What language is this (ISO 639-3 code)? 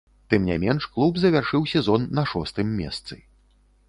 bel